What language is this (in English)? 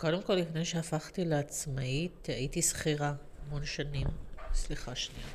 Hebrew